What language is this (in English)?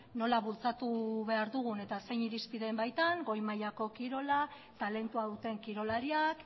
Basque